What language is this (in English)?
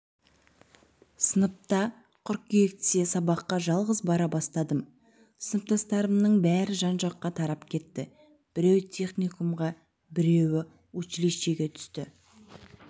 Kazakh